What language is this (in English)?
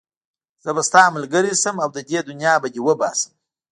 Pashto